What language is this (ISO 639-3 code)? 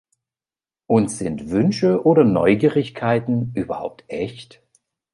deu